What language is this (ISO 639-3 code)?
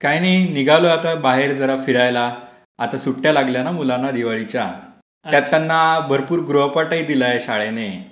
mar